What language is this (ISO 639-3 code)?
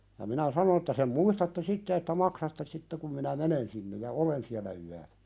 fin